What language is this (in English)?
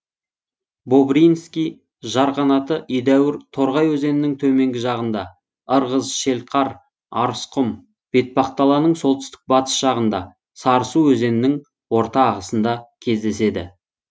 Kazakh